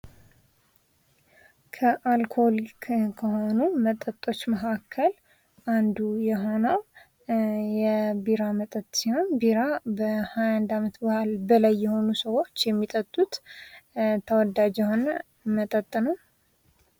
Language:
Amharic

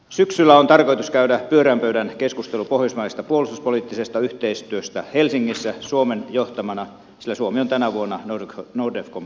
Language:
Finnish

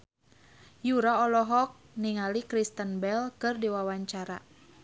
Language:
Sundanese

